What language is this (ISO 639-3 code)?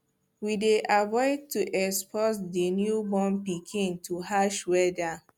pcm